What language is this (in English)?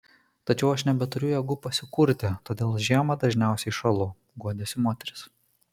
Lithuanian